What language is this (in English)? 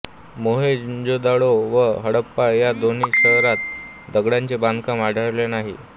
Marathi